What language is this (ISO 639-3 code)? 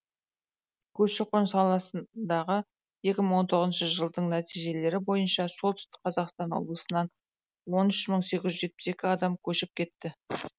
kaz